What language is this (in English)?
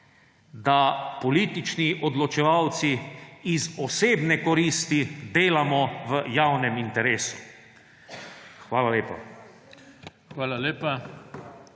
Slovenian